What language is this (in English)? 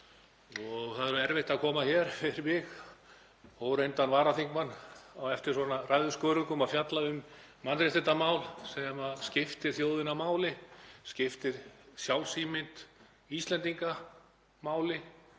Icelandic